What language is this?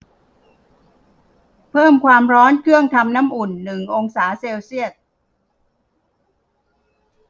Thai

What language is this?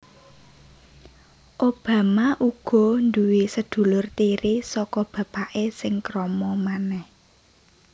Javanese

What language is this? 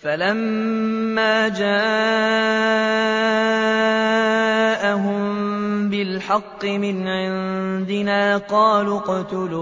Arabic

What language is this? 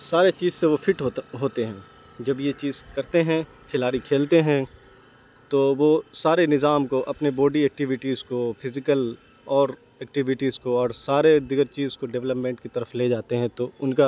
Urdu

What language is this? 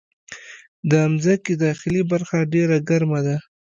Pashto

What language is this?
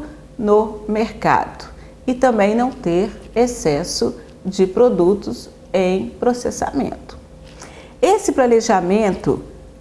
Portuguese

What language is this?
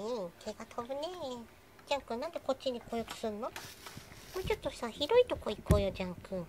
Japanese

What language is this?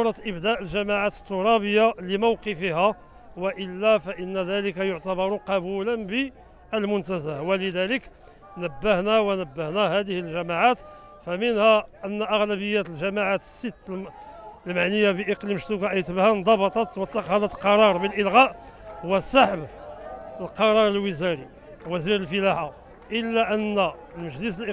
Arabic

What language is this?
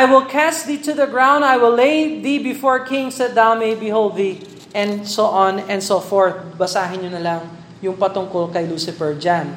Filipino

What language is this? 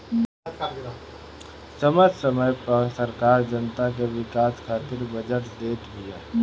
Bhojpuri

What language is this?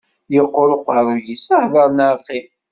Kabyle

